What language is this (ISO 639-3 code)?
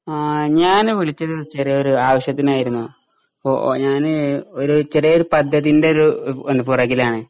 mal